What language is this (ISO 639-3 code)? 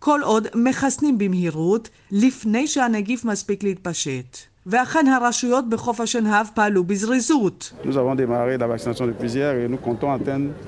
heb